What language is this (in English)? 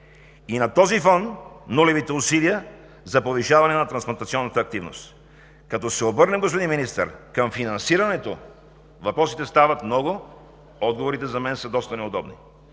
Bulgarian